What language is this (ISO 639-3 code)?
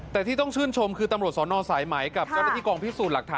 tha